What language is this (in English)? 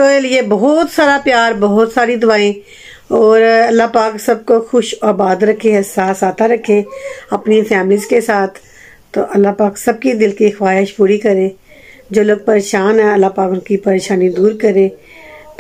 Hindi